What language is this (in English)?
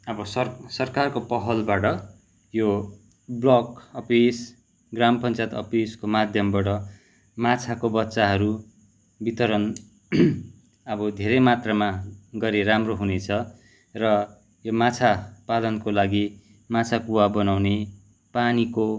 Nepali